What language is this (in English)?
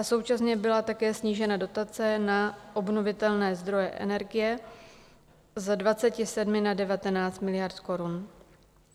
Czech